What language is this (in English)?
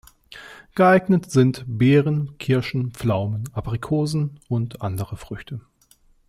German